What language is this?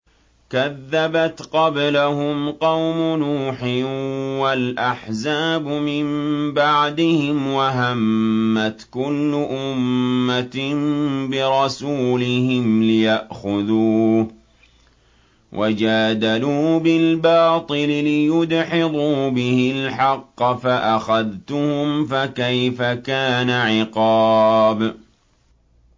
Arabic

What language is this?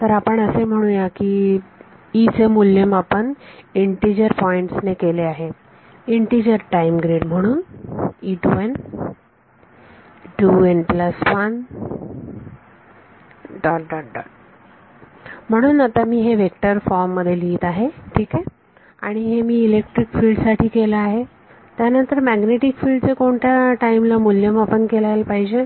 Marathi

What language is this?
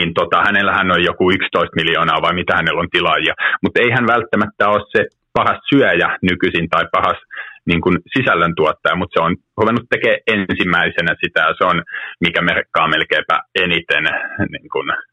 Finnish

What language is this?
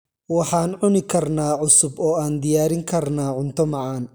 Somali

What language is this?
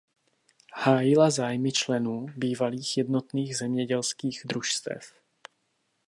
Czech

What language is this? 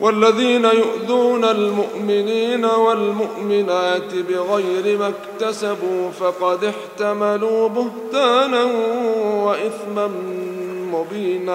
Arabic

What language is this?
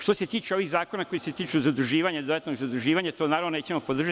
Serbian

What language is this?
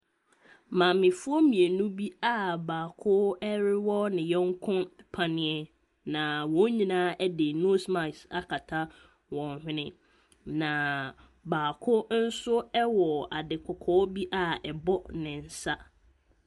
Akan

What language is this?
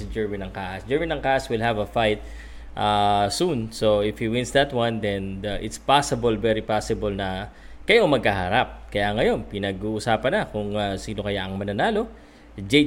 Filipino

